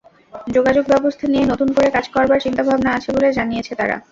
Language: Bangla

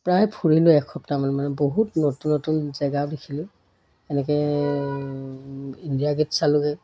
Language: Assamese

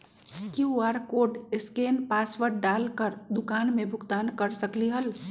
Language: Magahi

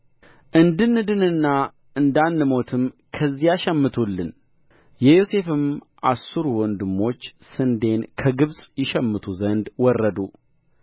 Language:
Amharic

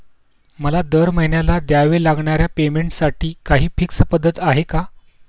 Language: Marathi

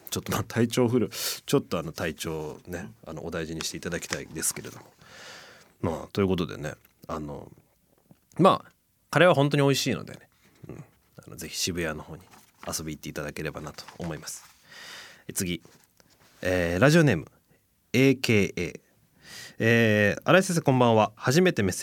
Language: Japanese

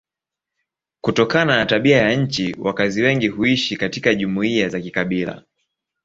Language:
Swahili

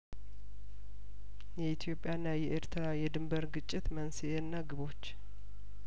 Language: Amharic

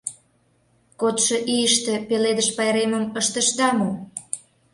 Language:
Mari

